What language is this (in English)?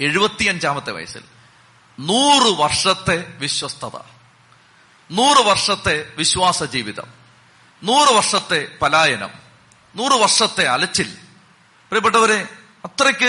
Malayalam